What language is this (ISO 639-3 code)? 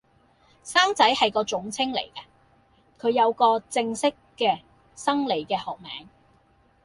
yue